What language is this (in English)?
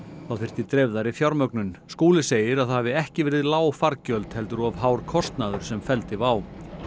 Icelandic